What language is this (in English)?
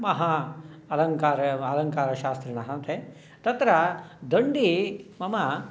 Sanskrit